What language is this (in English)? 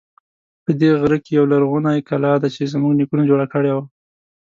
Pashto